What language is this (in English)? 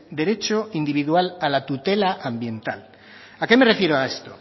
Spanish